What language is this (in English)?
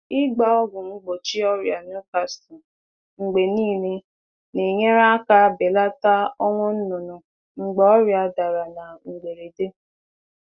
Igbo